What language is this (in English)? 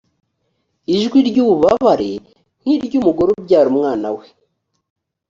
Kinyarwanda